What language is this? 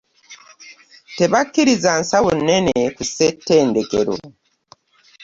Ganda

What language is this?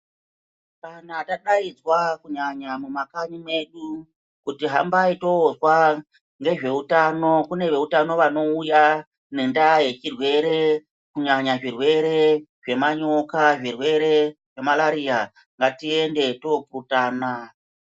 Ndau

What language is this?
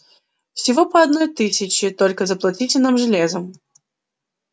Russian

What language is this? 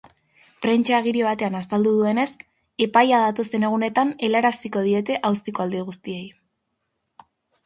Basque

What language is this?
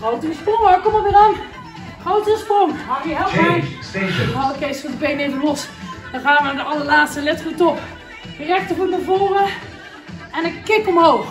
Dutch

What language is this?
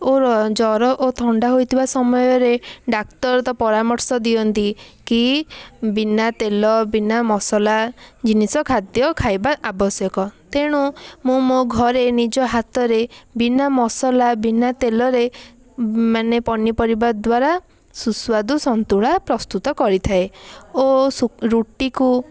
Odia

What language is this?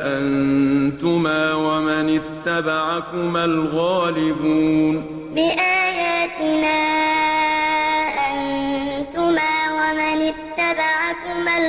Arabic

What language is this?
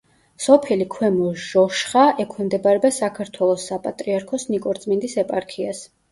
Georgian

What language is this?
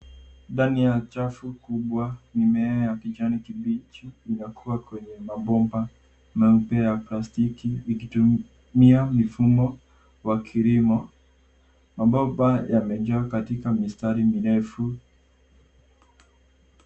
Swahili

